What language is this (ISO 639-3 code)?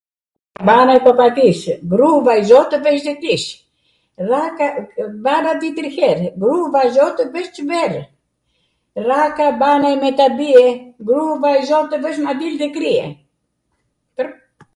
aat